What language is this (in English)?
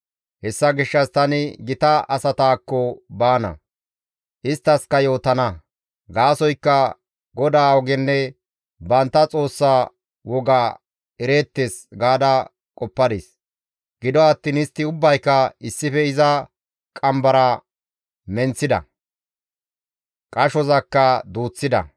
Gamo